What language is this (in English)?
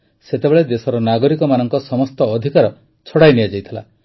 Odia